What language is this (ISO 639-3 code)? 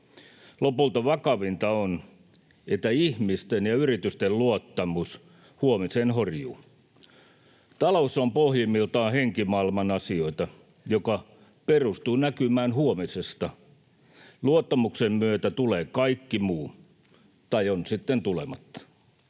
fin